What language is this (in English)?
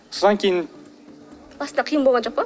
Kazakh